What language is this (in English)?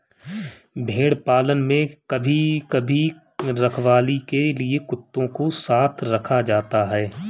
Hindi